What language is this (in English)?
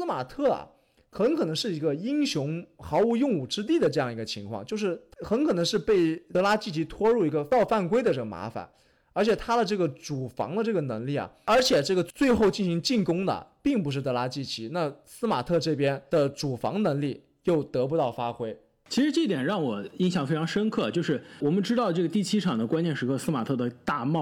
Chinese